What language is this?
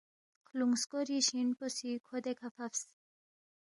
Balti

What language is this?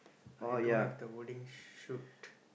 English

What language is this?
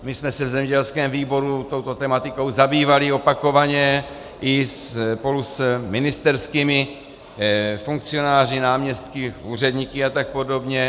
Czech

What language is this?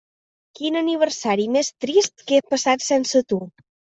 Catalan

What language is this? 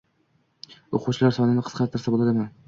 Uzbek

